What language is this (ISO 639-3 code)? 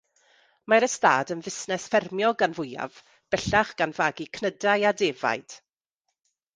cym